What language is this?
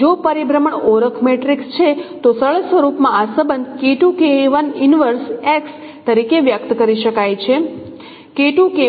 Gujarati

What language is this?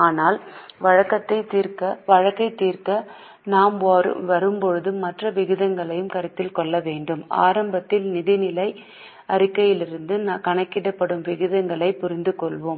Tamil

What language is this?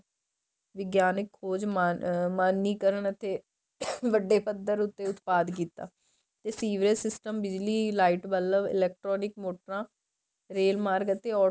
Punjabi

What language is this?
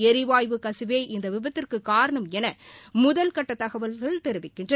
Tamil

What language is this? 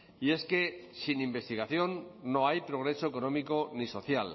Spanish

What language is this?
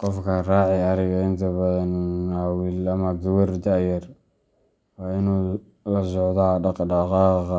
Somali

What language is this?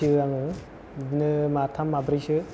Bodo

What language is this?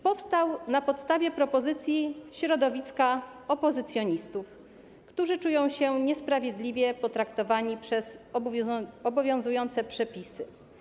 Polish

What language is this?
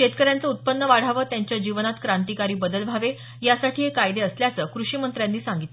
Marathi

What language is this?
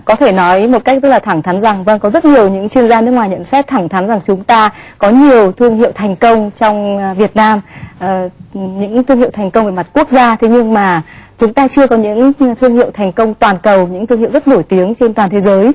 Vietnamese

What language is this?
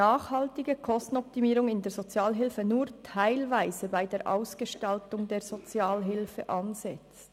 Swiss German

